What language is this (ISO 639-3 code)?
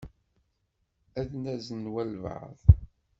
kab